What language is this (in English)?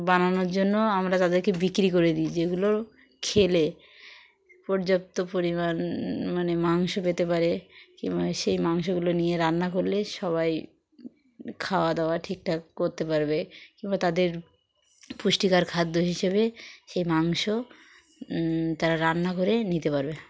Bangla